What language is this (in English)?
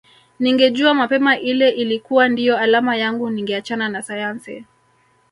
Swahili